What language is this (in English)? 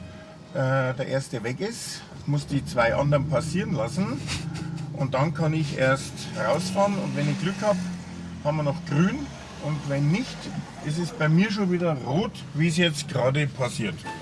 German